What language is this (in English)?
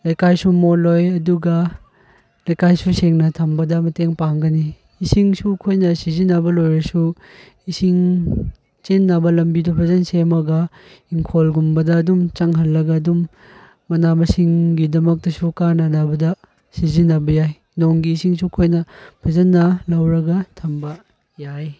Manipuri